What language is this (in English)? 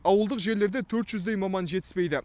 Kazakh